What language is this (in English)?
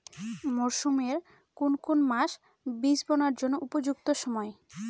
Bangla